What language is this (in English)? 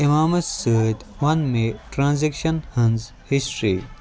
Kashmiri